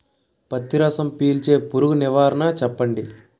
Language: Telugu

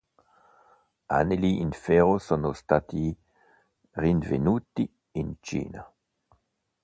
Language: Italian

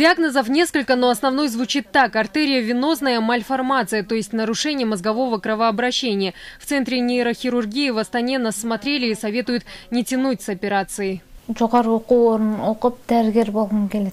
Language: Russian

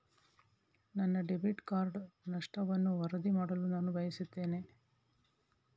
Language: Kannada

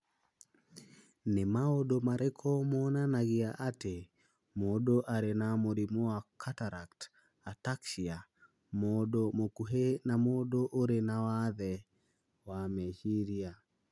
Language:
Kikuyu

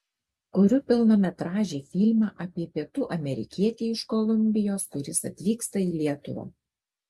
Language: Lithuanian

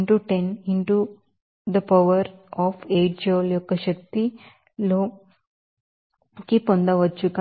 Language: Telugu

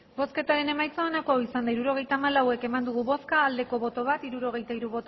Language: Basque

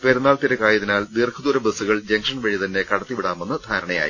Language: Malayalam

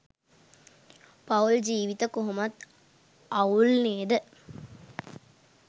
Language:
Sinhala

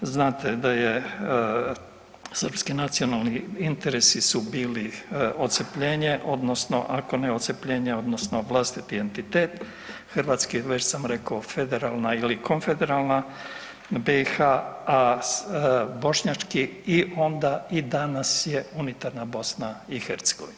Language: Croatian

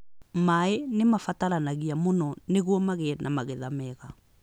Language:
Kikuyu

